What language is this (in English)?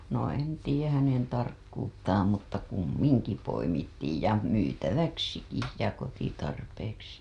Finnish